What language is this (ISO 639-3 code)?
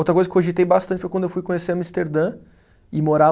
por